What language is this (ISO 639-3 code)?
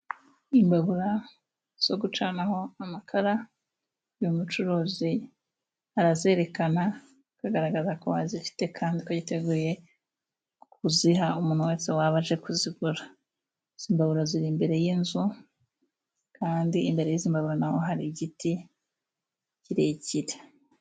kin